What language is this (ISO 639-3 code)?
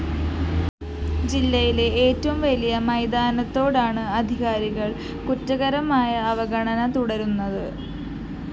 mal